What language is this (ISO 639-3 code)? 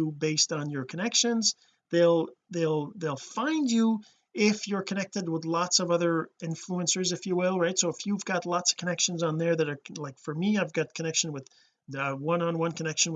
eng